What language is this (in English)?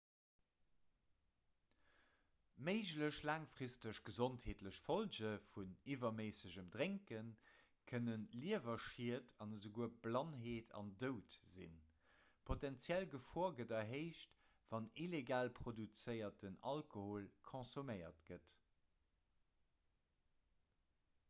Luxembourgish